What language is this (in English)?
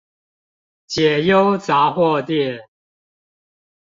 Chinese